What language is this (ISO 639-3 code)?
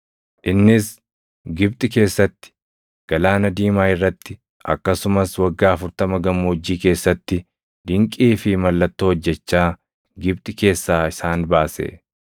orm